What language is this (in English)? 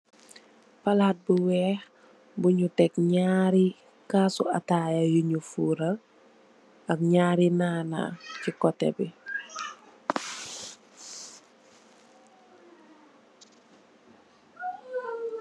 Wolof